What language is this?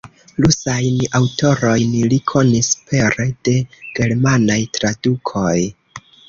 Esperanto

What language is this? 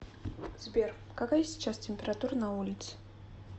Russian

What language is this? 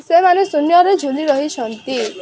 Odia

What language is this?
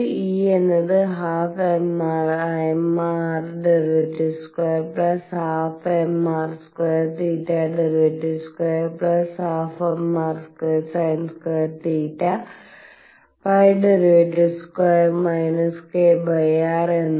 Malayalam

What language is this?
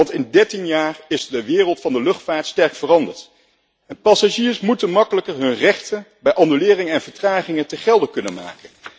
Dutch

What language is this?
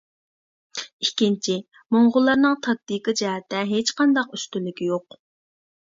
Uyghur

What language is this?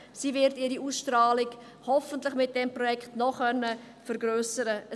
Swiss German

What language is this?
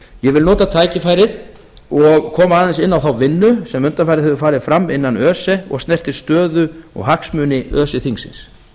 Icelandic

